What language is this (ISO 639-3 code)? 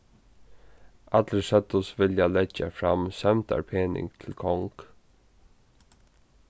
fao